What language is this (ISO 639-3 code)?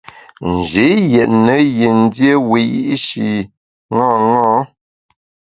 bax